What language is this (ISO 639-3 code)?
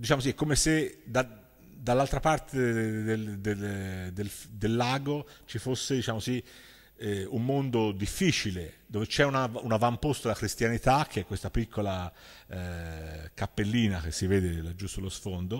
ita